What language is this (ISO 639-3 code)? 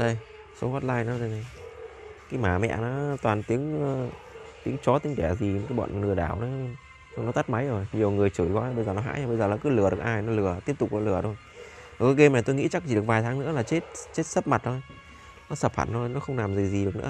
vie